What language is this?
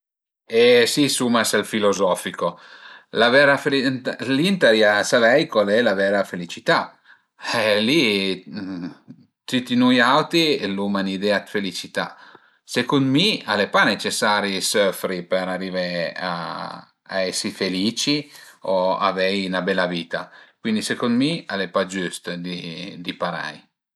Piedmontese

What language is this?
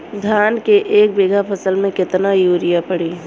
Bhojpuri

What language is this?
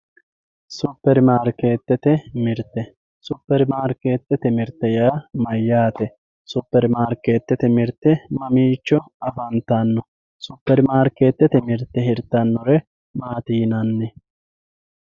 Sidamo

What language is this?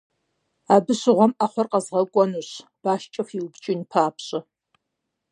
Kabardian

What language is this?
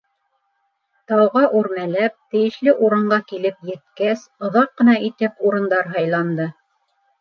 Bashkir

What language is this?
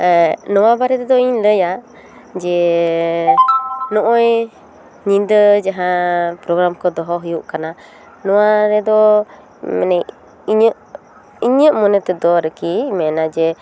Santali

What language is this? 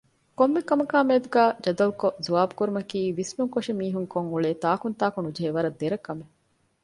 Divehi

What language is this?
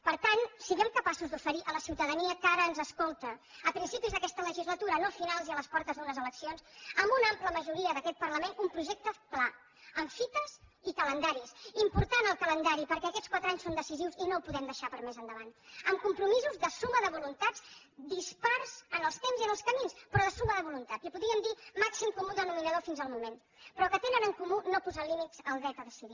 Catalan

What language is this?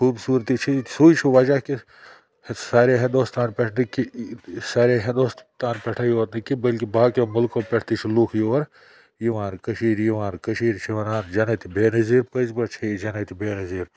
Kashmiri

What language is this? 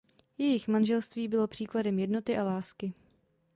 Czech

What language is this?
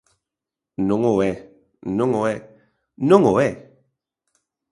Galician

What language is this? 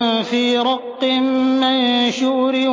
Arabic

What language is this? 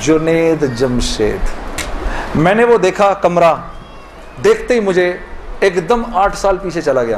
Urdu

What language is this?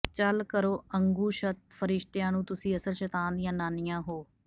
Punjabi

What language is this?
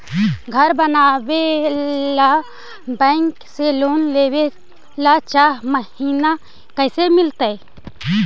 Magahi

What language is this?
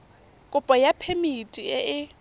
Tswana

